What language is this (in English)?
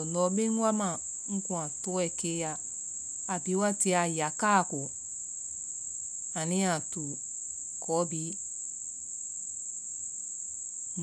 Vai